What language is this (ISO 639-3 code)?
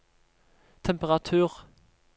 nor